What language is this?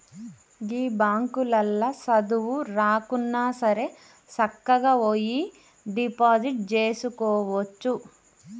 Telugu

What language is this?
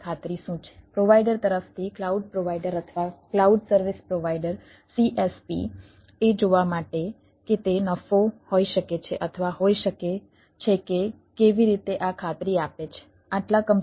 Gujarati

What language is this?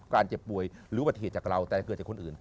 Thai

